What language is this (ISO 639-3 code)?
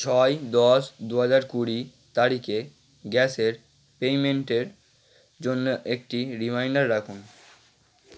ben